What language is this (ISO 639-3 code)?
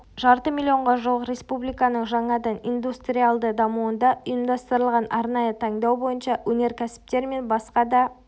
kaz